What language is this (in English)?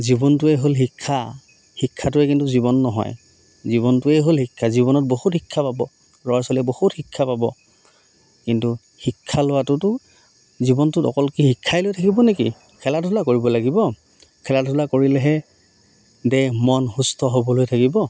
Assamese